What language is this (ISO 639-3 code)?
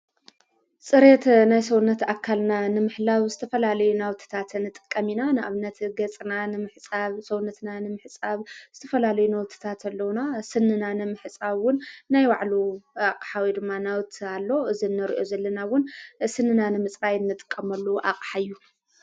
tir